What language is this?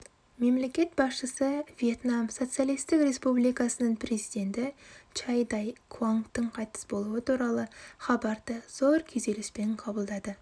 Kazakh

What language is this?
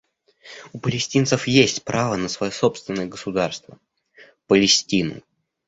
Russian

